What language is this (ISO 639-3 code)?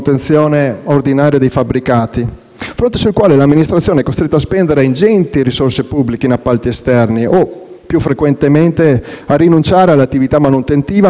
ita